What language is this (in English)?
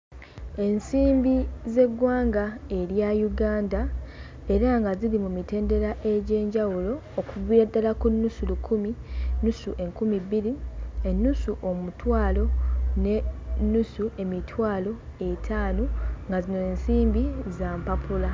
Ganda